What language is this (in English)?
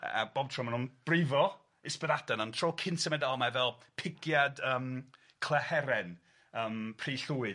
Welsh